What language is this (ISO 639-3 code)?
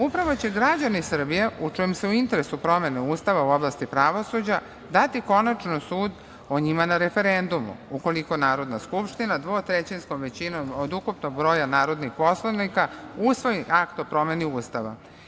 srp